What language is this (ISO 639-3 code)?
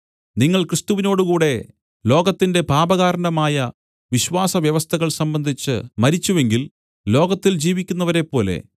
mal